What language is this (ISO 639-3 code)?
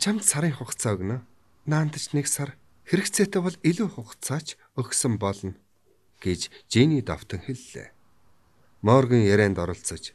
tur